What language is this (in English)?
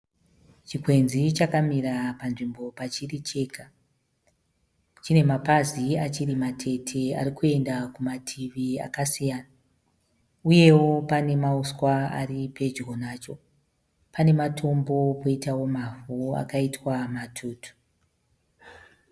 Shona